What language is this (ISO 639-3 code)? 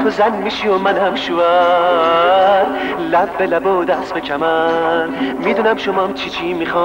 fas